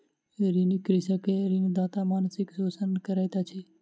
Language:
Maithili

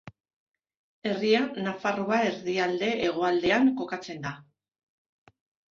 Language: Basque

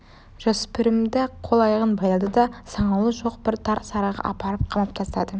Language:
Kazakh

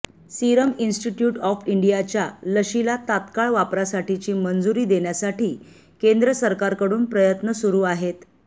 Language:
Marathi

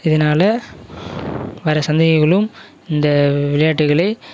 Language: Tamil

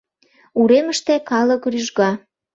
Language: Mari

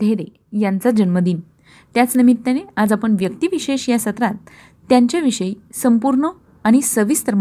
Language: Marathi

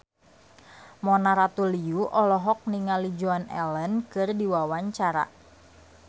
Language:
Sundanese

